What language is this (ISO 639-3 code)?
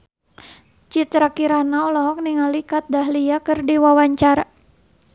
sun